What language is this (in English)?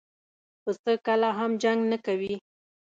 Pashto